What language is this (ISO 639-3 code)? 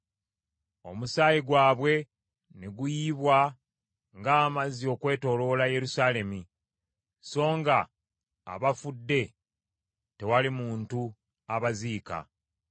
lug